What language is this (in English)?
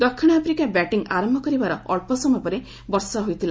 Odia